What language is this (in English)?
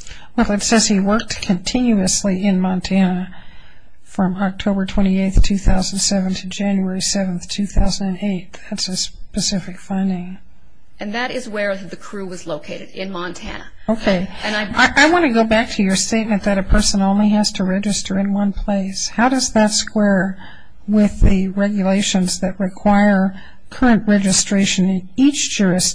English